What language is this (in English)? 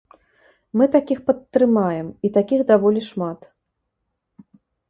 Belarusian